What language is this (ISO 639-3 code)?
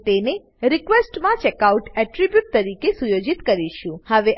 guj